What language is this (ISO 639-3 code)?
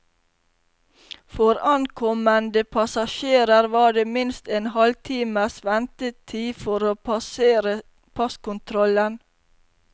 nor